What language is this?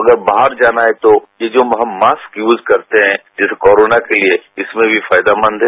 Hindi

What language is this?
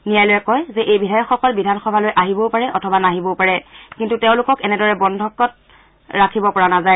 Assamese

